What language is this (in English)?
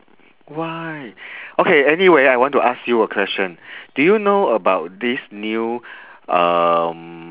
English